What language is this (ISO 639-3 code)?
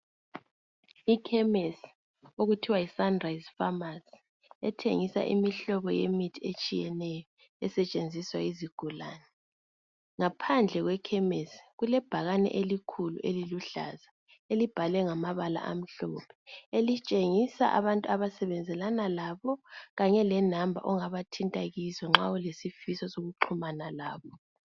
nde